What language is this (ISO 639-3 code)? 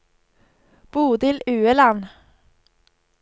nor